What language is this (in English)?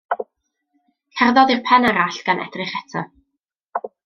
Welsh